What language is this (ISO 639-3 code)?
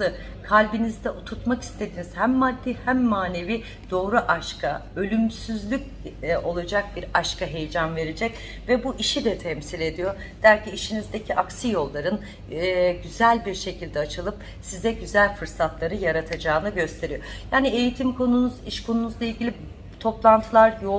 tur